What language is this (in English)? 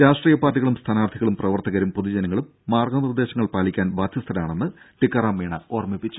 Malayalam